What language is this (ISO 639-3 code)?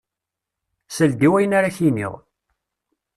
kab